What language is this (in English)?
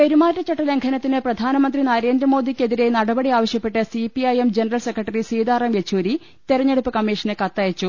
Malayalam